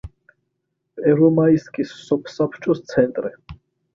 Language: Georgian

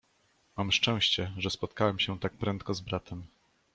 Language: Polish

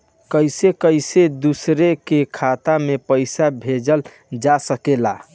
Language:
Bhojpuri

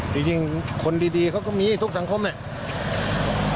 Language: Thai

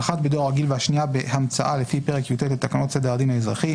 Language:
Hebrew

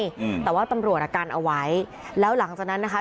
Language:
Thai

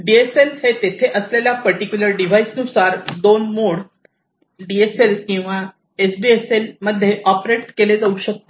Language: Marathi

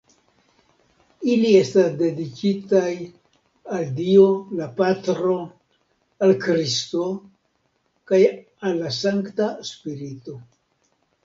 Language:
Esperanto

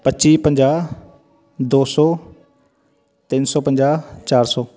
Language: Punjabi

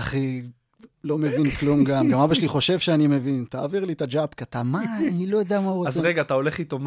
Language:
Hebrew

